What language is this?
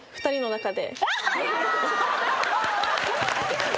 Japanese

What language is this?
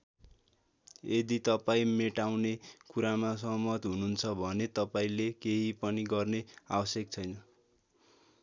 Nepali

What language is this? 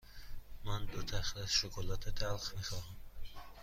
Persian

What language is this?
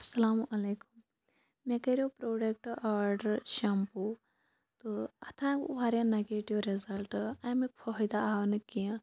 Kashmiri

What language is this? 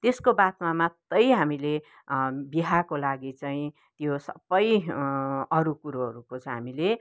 Nepali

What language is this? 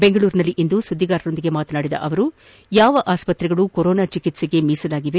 Kannada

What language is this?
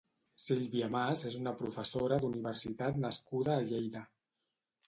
Catalan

